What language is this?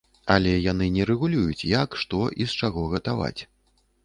Belarusian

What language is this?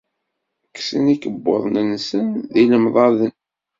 Kabyle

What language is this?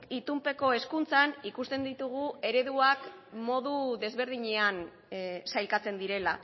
Basque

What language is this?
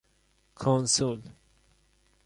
Persian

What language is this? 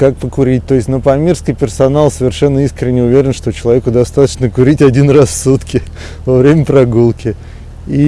Russian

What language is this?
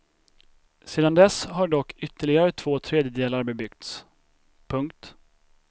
Swedish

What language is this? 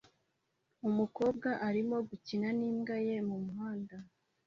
Kinyarwanda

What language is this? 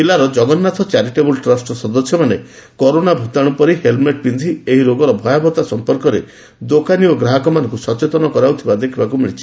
Odia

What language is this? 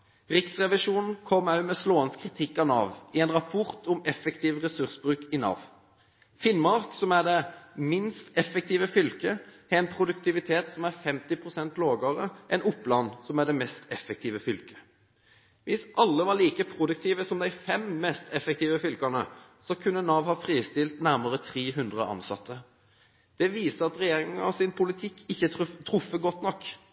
Norwegian Bokmål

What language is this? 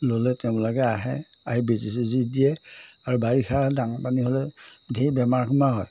Assamese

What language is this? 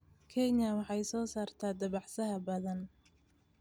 Somali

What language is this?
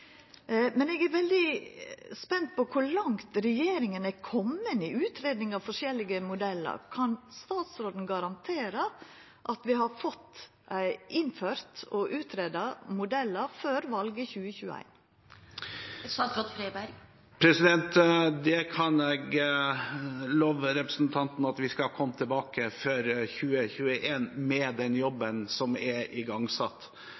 Norwegian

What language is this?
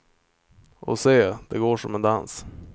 Swedish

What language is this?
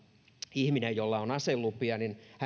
Finnish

